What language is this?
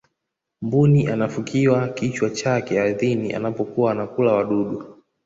Swahili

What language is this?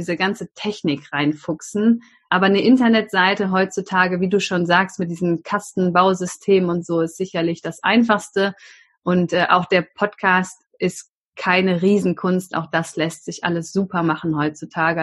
German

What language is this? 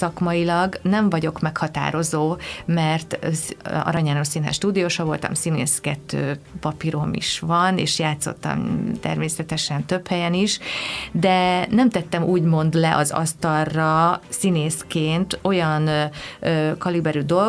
Hungarian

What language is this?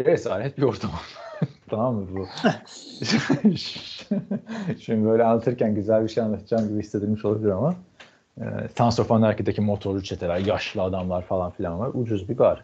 Turkish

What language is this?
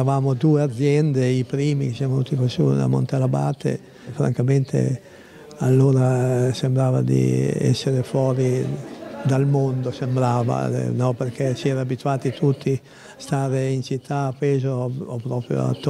Italian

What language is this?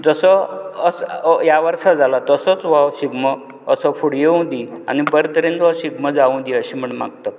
Konkani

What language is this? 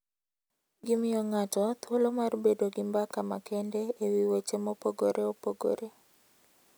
Luo (Kenya and Tanzania)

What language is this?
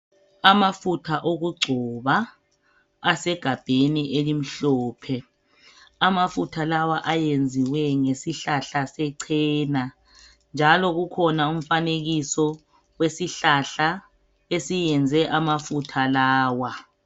North Ndebele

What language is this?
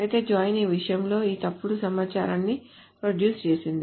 Telugu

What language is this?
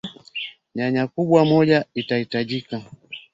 Swahili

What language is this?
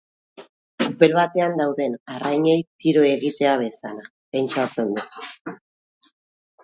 Basque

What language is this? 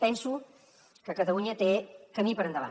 Catalan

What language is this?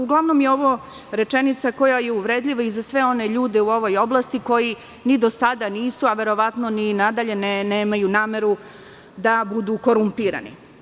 Serbian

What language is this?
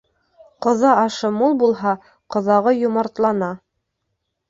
Bashkir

